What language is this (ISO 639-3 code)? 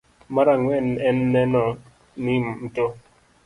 luo